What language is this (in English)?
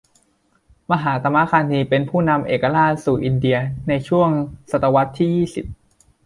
Thai